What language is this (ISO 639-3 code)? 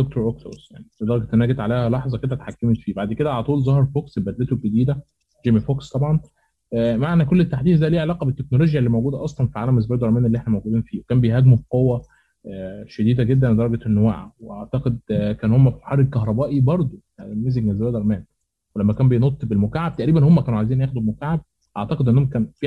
ara